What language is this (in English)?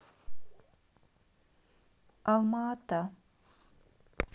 Russian